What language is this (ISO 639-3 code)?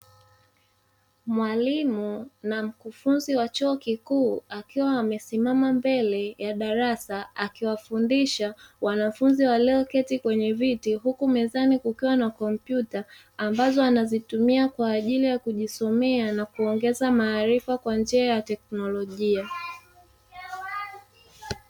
swa